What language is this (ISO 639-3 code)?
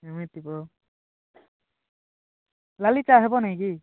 ori